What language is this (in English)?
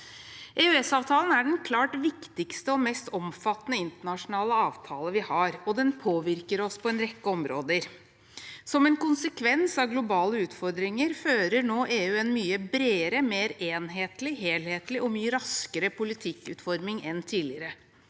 Norwegian